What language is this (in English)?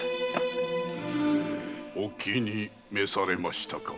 Japanese